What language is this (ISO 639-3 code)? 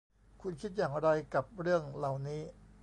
tha